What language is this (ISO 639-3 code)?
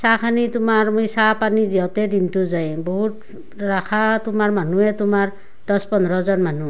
asm